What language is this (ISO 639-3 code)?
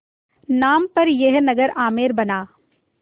hin